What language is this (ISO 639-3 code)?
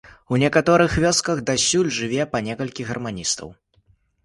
bel